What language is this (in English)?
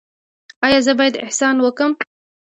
Pashto